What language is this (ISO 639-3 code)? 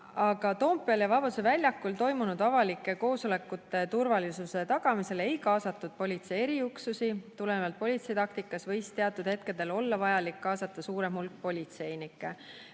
est